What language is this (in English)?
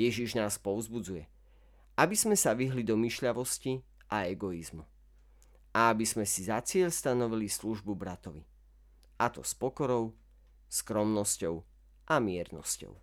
Slovak